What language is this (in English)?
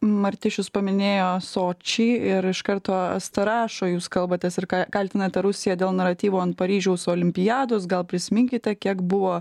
Lithuanian